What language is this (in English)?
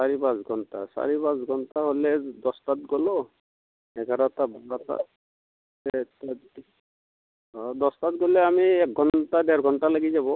Assamese